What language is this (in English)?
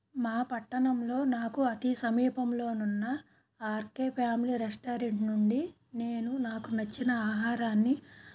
Telugu